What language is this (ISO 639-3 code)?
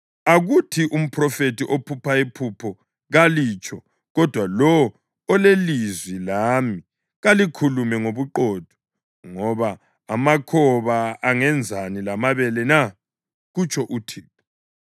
nde